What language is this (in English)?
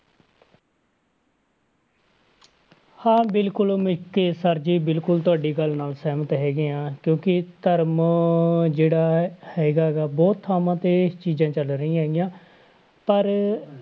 Punjabi